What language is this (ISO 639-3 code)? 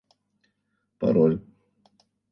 rus